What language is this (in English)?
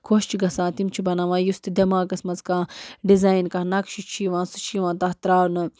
Kashmiri